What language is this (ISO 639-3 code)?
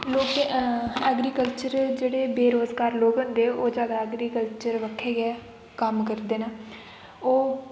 doi